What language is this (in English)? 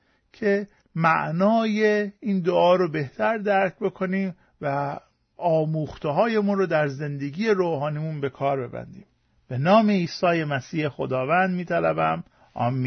Persian